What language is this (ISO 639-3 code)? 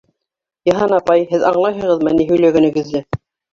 bak